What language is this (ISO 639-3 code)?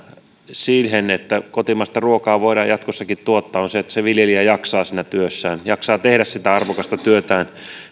fin